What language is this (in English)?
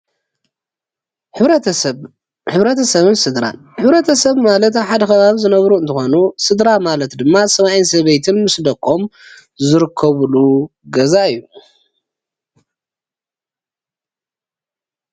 Tigrinya